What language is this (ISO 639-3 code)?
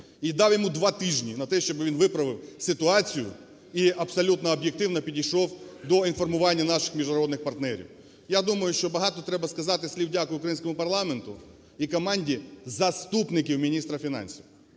ukr